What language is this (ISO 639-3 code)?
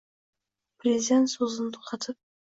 uzb